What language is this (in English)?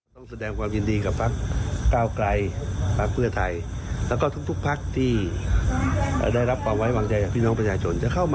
Thai